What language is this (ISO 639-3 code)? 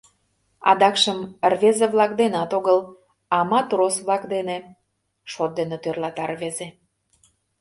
chm